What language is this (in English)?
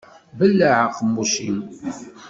Kabyle